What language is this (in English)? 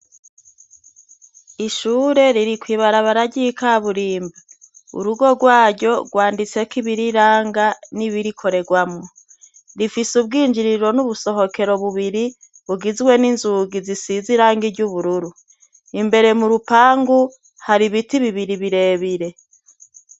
Rundi